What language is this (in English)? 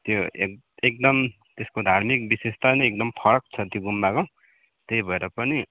Nepali